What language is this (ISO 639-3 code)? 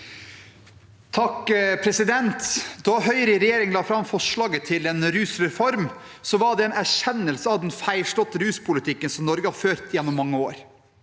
nor